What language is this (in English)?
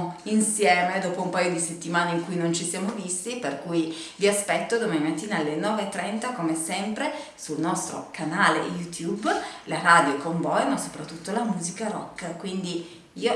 Italian